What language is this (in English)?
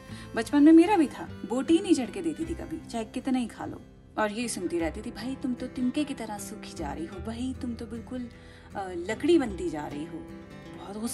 Hindi